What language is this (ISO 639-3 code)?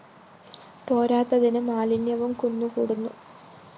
mal